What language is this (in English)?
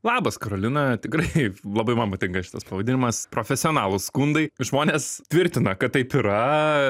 Lithuanian